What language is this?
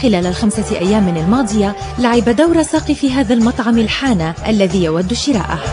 Arabic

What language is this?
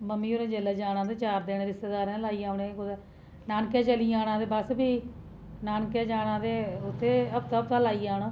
Dogri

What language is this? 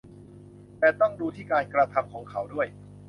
Thai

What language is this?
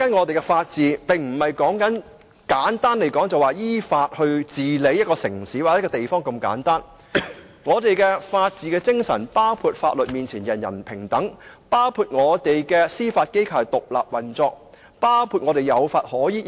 Cantonese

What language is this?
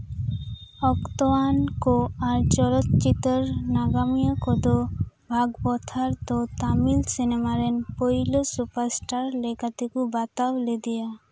Santali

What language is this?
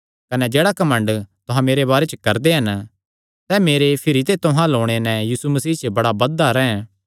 Kangri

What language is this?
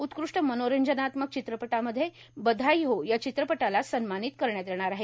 Marathi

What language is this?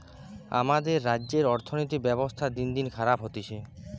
Bangla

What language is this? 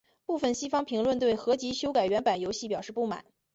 Chinese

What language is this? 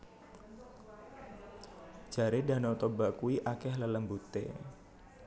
Javanese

